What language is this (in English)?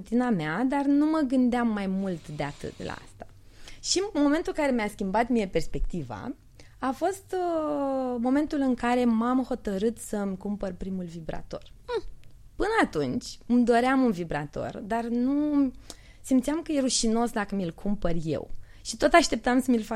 Romanian